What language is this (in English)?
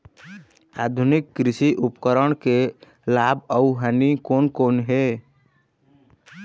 Chhattisgarhi